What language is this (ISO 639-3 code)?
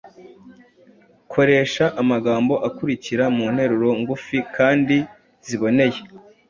kin